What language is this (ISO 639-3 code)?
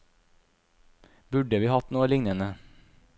nor